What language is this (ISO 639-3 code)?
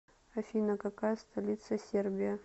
rus